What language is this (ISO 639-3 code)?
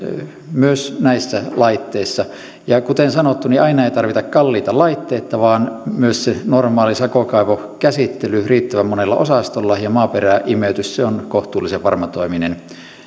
fin